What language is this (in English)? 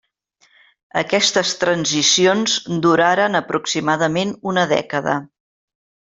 Catalan